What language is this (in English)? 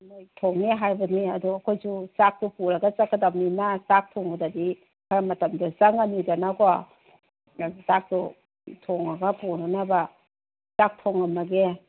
Manipuri